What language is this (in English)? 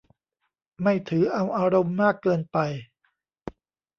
Thai